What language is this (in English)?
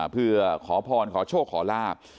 Thai